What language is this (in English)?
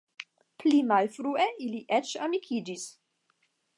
Esperanto